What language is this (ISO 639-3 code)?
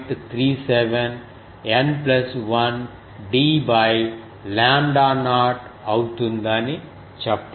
tel